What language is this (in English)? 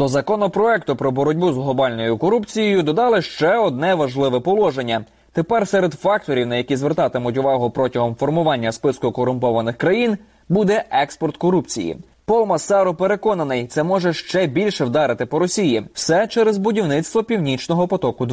Ukrainian